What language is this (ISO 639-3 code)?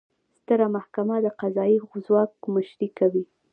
pus